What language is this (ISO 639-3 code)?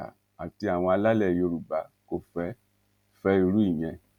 yor